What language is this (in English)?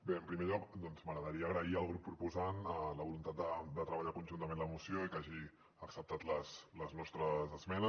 Catalan